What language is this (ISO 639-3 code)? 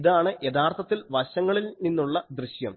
mal